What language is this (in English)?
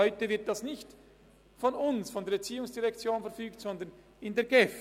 Swiss German